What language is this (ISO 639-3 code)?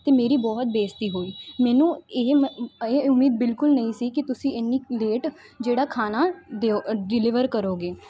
pan